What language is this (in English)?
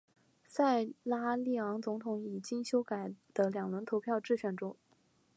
Chinese